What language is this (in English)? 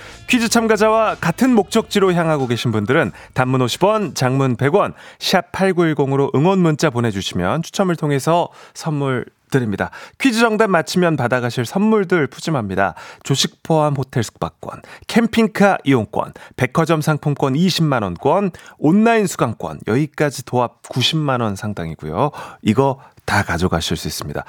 Korean